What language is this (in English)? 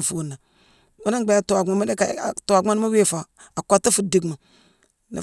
Mansoanka